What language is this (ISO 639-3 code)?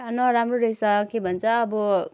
nep